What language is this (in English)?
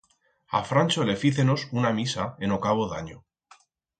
Aragonese